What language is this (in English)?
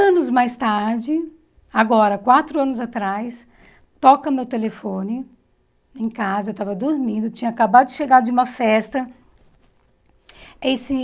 Portuguese